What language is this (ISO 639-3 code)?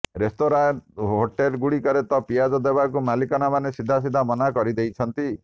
ori